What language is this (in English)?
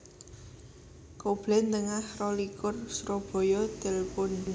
Javanese